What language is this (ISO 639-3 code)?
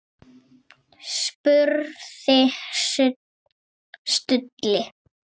isl